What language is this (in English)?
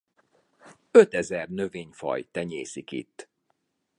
Hungarian